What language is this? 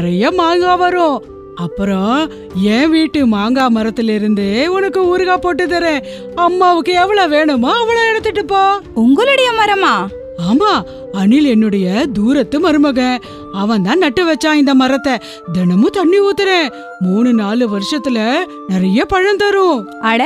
Tamil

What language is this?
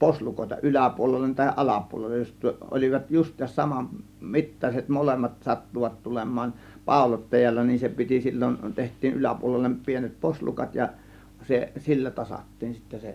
Finnish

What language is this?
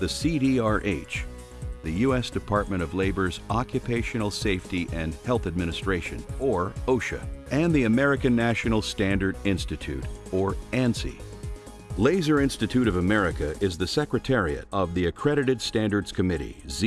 English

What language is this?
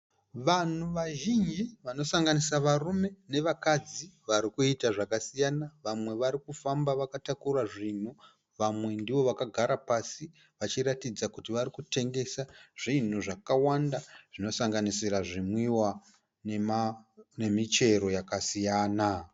Shona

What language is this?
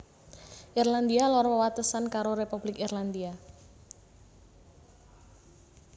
Javanese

